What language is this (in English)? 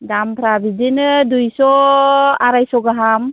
Bodo